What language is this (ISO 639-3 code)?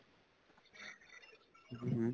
pan